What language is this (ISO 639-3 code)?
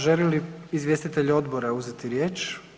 hrv